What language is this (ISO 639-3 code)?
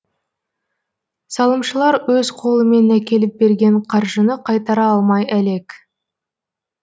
kaz